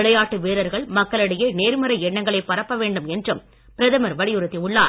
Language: Tamil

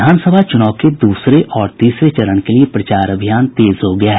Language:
Hindi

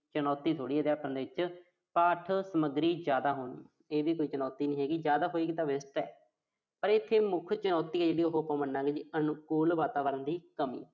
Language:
Punjabi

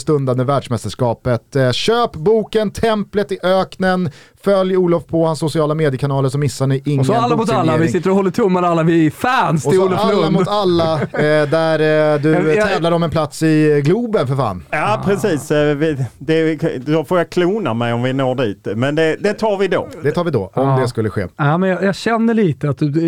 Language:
Swedish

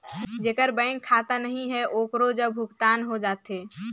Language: Chhattisgarhi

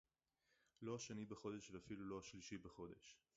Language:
Hebrew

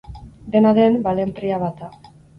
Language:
Basque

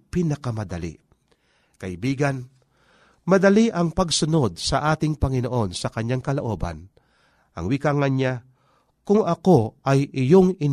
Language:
Filipino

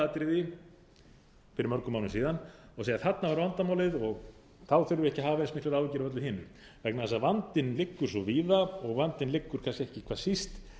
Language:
Icelandic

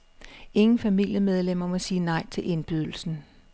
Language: Danish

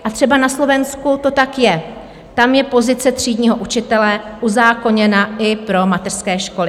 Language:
Czech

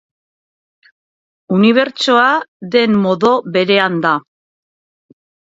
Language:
Basque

